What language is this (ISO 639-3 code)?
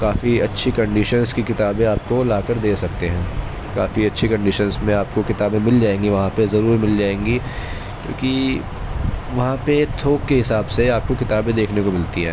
urd